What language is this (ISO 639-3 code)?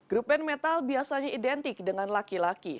ind